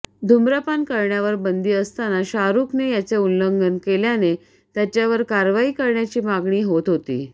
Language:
Marathi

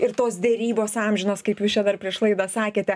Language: Lithuanian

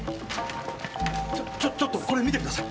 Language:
Japanese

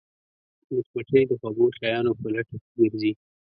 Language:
Pashto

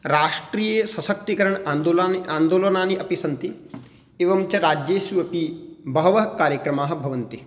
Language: Sanskrit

